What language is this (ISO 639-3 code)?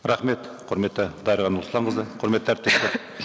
kaz